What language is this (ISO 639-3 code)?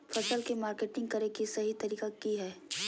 mag